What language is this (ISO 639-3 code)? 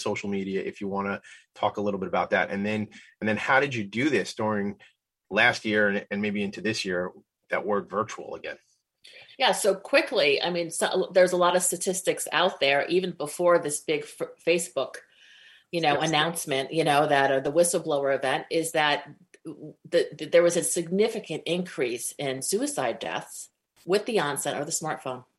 eng